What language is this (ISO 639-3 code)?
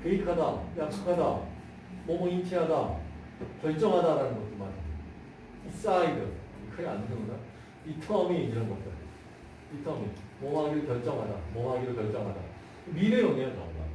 kor